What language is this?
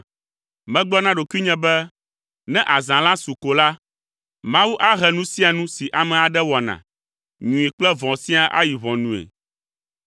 Ewe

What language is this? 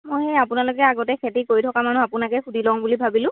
Assamese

